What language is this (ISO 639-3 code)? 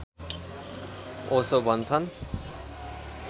nep